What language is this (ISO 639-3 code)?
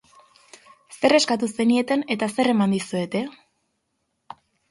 eus